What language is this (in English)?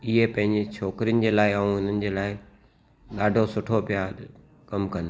Sindhi